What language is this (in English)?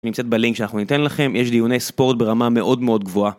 Hebrew